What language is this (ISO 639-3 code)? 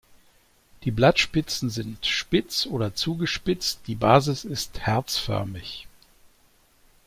deu